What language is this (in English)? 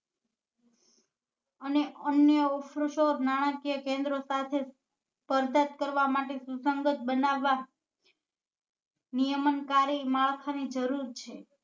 Gujarati